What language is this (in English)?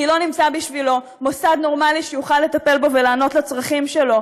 Hebrew